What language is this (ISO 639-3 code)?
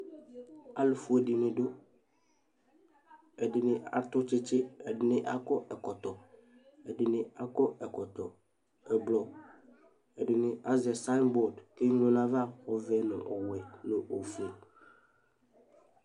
kpo